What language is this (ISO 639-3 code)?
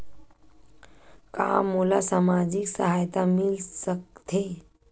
hne